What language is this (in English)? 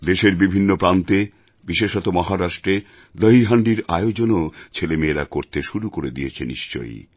Bangla